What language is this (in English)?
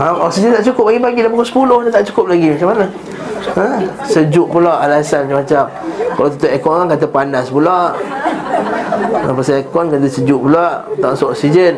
Malay